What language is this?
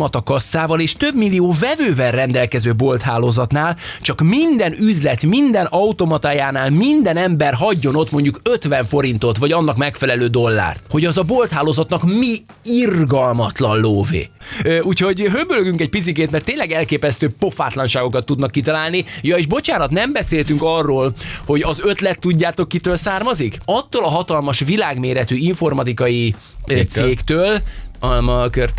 Hungarian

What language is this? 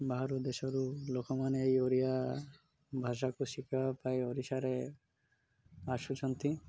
Odia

